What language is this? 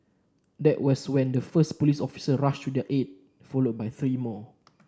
English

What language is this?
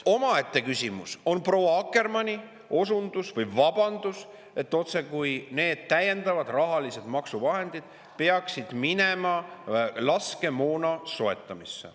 Estonian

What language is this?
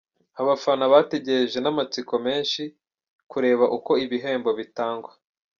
Kinyarwanda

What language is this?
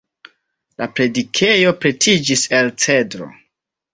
Esperanto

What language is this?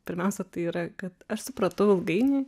Lithuanian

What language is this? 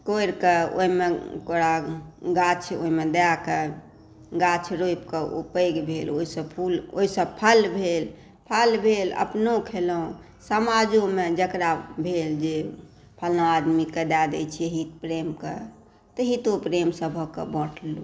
Maithili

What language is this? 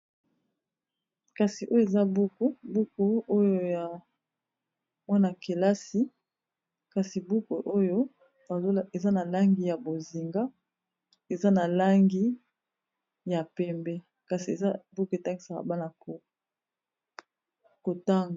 Lingala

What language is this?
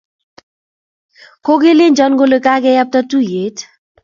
Kalenjin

